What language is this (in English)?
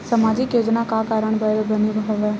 Chhattisgarhi